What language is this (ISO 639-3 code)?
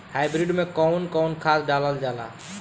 bho